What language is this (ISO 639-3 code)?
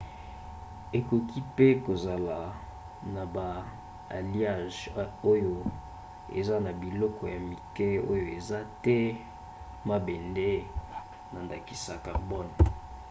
lin